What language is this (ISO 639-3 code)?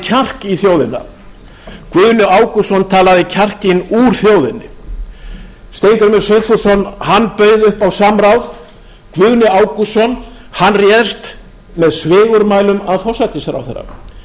isl